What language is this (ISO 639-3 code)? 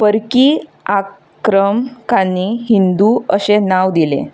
kok